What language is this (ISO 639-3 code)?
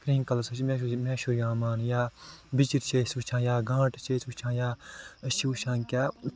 kas